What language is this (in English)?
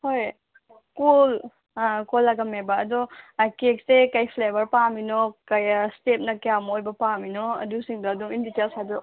Manipuri